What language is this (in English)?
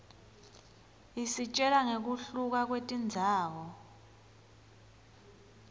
Swati